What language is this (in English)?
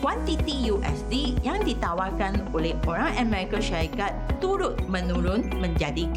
Malay